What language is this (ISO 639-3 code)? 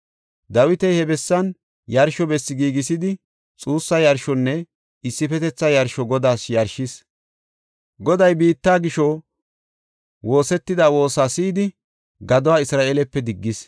gof